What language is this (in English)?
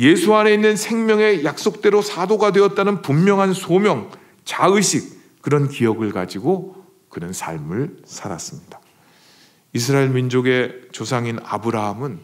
Korean